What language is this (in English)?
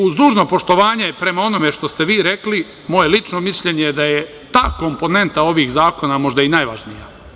Serbian